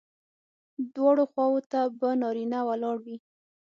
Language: Pashto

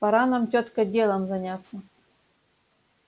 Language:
Russian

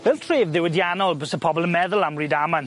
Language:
Welsh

